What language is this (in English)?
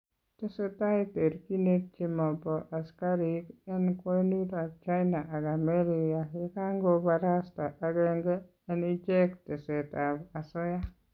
Kalenjin